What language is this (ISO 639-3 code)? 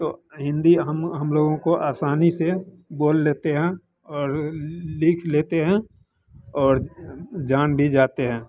hin